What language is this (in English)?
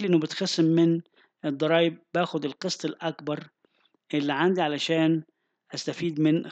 Arabic